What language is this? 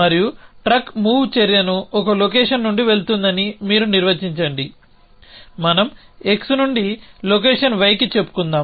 Telugu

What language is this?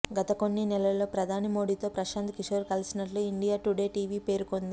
Telugu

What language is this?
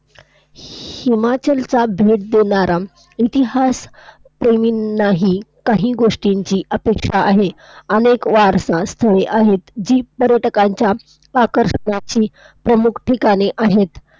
Marathi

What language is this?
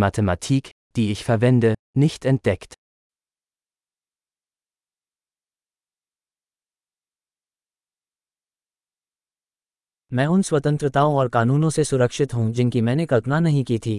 Hindi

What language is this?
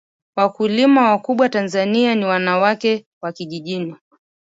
Swahili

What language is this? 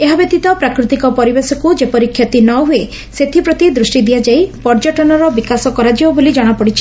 Odia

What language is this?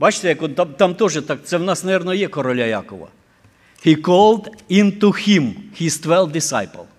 Ukrainian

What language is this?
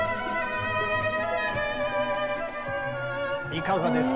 Japanese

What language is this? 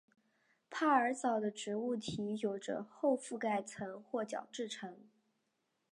Chinese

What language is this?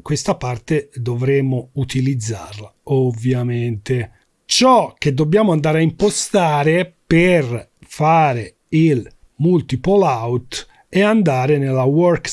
Italian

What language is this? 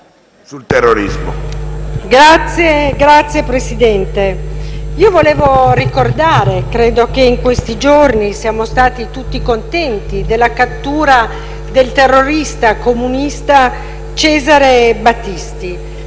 Italian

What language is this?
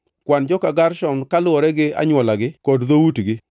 Luo (Kenya and Tanzania)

